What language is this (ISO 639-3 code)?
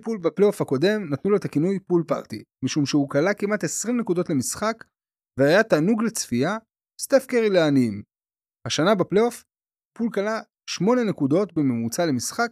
heb